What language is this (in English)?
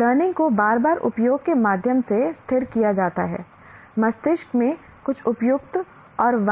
Hindi